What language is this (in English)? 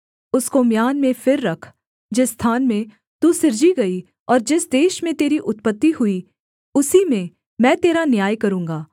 Hindi